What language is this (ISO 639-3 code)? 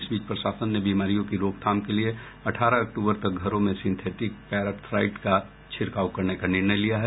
hin